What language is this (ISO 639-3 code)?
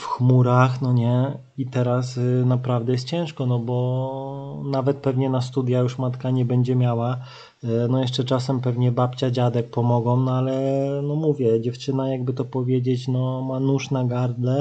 pol